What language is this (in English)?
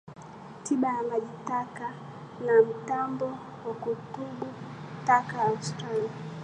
Swahili